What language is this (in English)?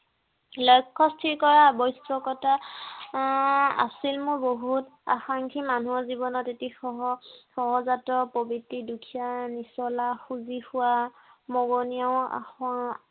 Assamese